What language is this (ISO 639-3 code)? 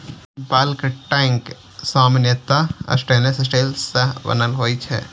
mai